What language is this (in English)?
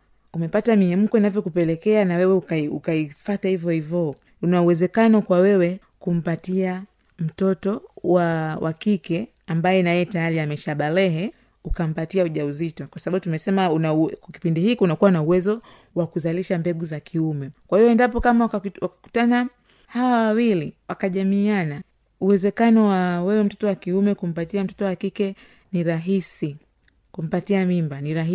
Swahili